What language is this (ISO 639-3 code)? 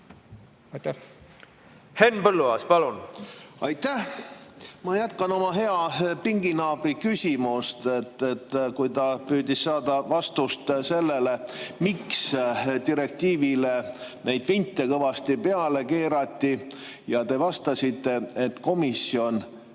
est